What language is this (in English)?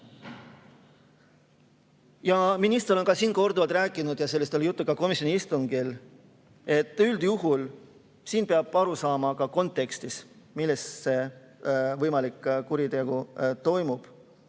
Estonian